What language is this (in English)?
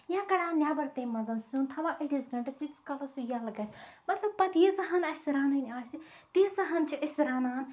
Kashmiri